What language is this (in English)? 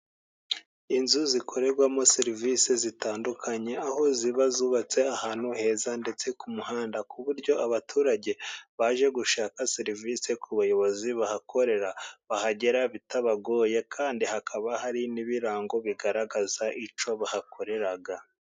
Kinyarwanda